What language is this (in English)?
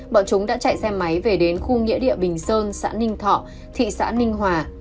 Vietnamese